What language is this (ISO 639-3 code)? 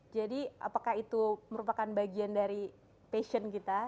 ind